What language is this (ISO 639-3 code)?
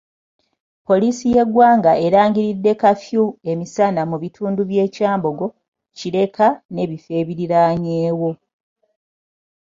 lug